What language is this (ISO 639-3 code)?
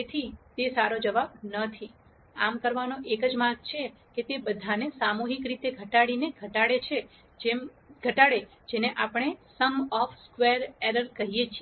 guj